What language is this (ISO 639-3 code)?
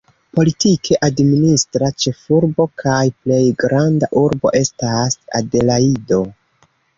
epo